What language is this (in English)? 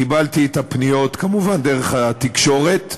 Hebrew